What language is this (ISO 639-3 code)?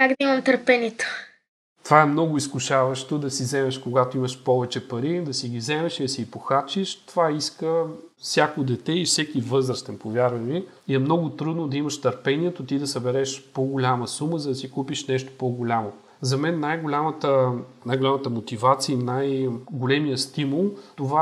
bul